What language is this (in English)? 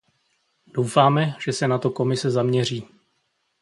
Czech